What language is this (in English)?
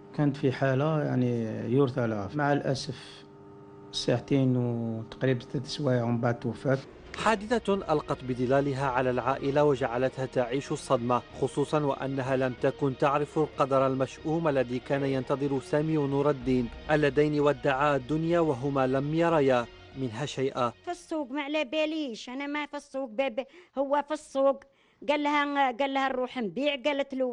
Arabic